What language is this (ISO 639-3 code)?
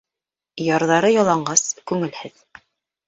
bak